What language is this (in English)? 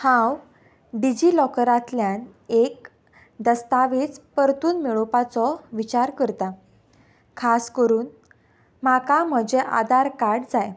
Konkani